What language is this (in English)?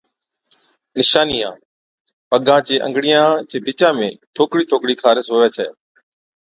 Od